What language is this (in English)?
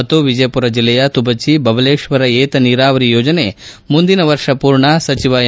Kannada